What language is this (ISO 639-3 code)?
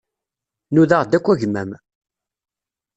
kab